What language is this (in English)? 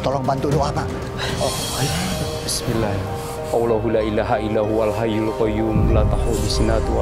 Indonesian